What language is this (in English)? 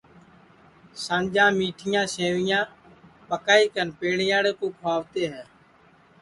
Sansi